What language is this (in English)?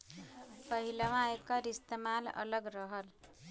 Bhojpuri